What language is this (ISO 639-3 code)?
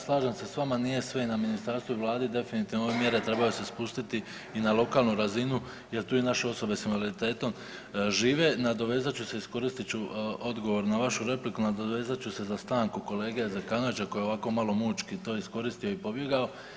hrv